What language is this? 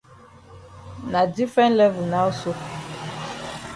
Cameroon Pidgin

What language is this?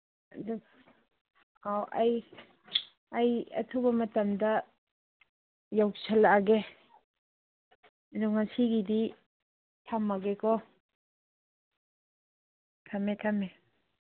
Manipuri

